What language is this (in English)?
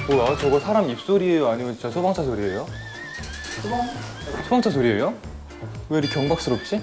Korean